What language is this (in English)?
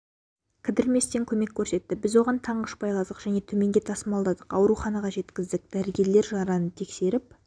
Kazakh